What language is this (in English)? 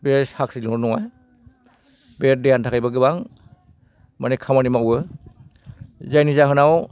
Bodo